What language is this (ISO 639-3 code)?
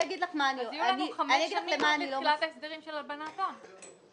heb